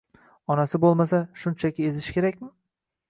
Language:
Uzbek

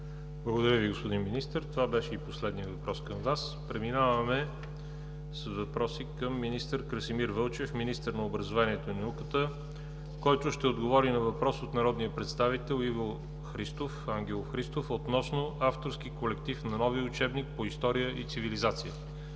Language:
Bulgarian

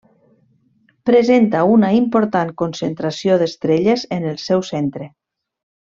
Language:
Catalan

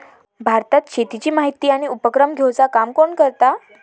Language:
Marathi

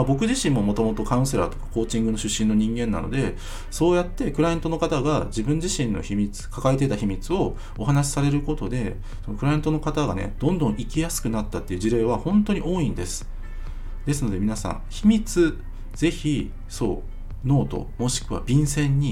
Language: Japanese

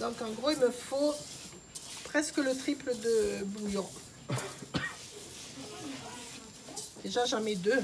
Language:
French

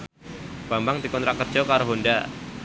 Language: Javanese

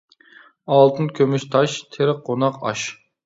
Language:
Uyghur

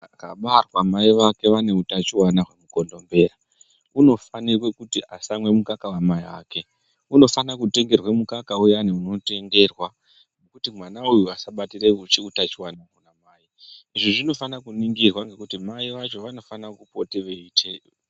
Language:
Ndau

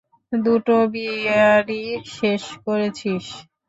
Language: Bangla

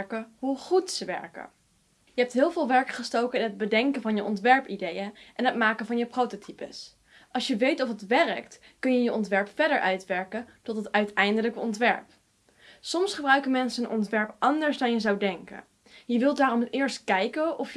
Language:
Dutch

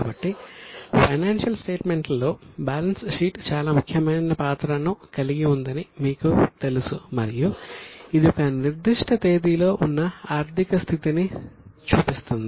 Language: Telugu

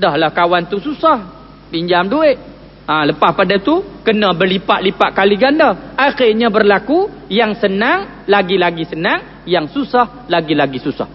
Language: Malay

